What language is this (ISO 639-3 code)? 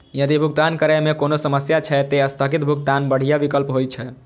mai